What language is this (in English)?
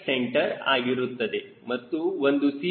Kannada